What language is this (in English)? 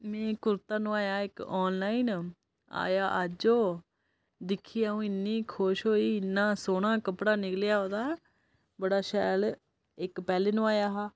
Dogri